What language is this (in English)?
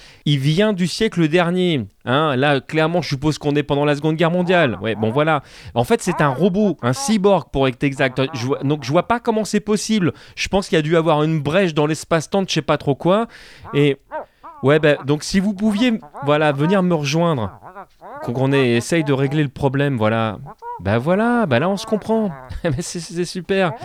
French